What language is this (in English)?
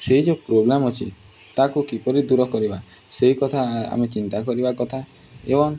Odia